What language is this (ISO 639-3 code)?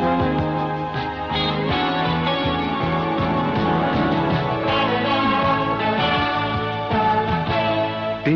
spa